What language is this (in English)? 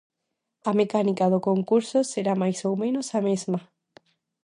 Galician